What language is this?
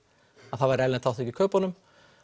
Icelandic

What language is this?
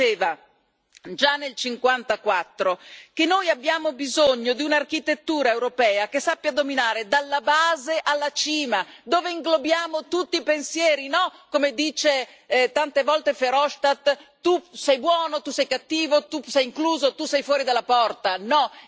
Italian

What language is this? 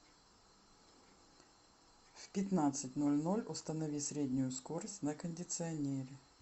Russian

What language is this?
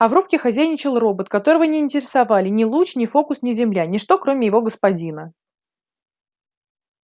Russian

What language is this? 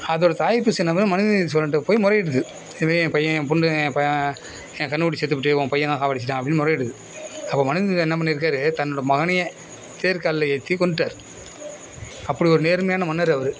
Tamil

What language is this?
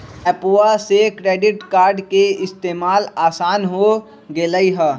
Magahi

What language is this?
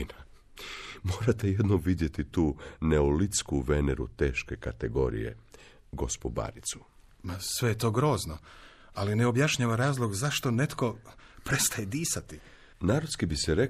Croatian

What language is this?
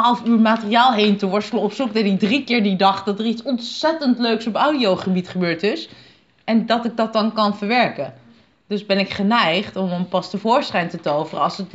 Dutch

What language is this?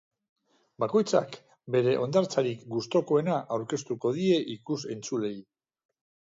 Basque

